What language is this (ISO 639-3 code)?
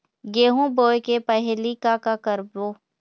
hne